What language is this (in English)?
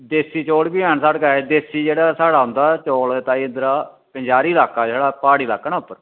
Dogri